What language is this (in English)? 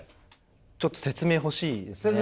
Japanese